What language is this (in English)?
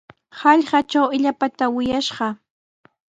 Sihuas Ancash Quechua